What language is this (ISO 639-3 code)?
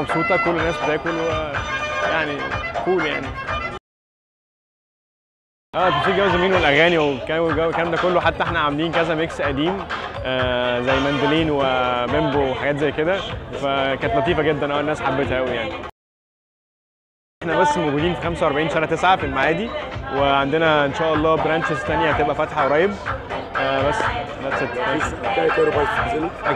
ara